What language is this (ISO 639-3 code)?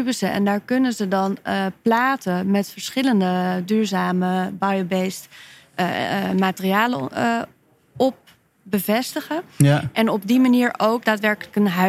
nld